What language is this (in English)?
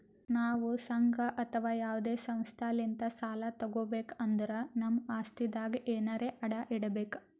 Kannada